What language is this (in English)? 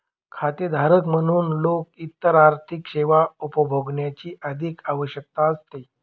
Marathi